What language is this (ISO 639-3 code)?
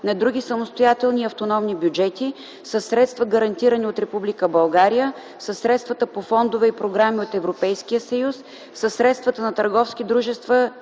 bul